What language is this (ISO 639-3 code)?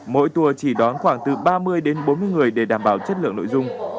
vie